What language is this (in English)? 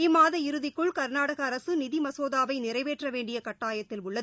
Tamil